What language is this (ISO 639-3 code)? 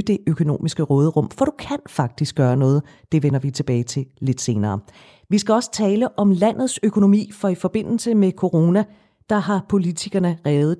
dan